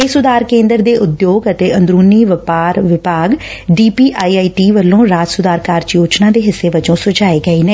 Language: Punjabi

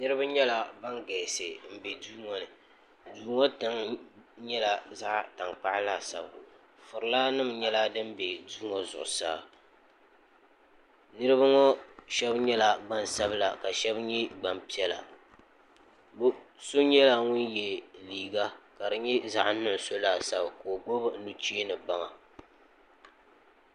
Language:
Dagbani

